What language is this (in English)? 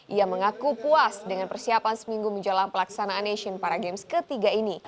Indonesian